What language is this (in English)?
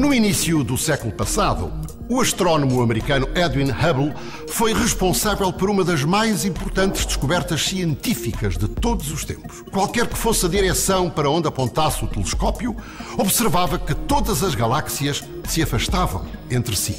Portuguese